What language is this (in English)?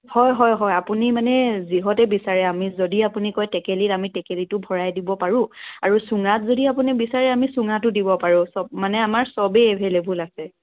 Assamese